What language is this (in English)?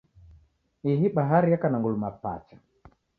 Taita